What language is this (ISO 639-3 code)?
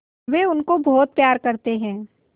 hin